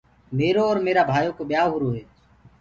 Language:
Gurgula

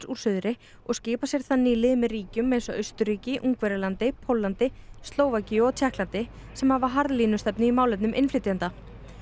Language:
Icelandic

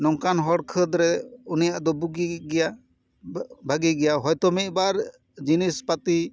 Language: Santali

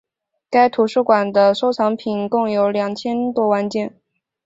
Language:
Chinese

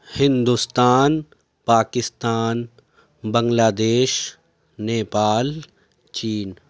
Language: Urdu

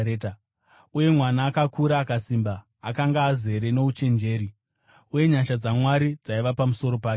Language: Shona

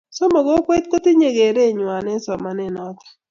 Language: Kalenjin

